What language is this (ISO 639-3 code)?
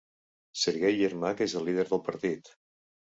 cat